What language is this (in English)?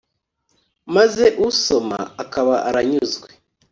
Kinyarwanda